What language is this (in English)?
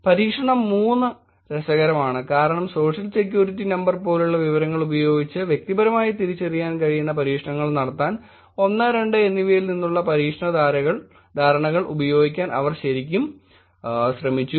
Malayalam